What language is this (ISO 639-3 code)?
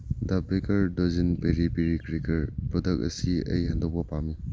mni